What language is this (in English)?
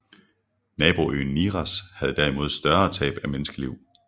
Danish